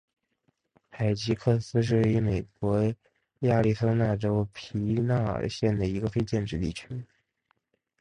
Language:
Chinese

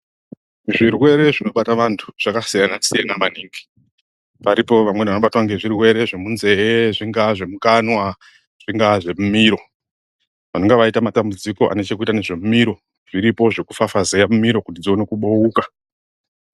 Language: Ndau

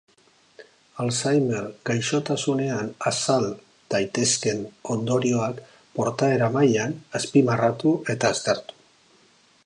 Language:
Basque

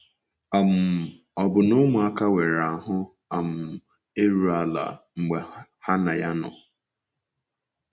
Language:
Igbo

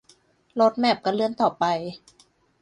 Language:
Thai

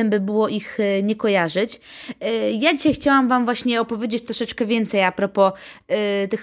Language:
Polish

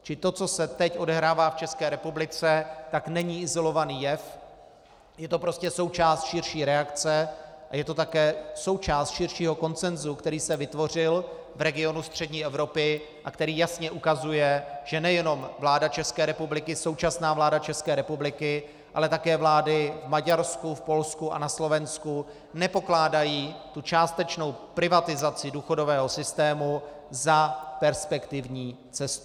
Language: Czech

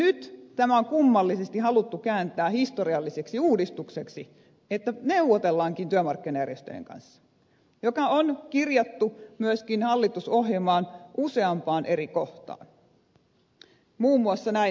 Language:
Finnish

